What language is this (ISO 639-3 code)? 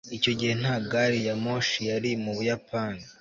kin